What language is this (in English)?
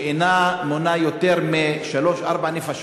Hebrew